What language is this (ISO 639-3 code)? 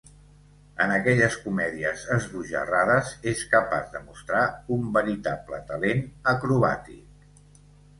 cat